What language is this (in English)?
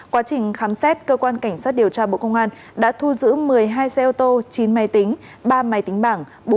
Vietnamese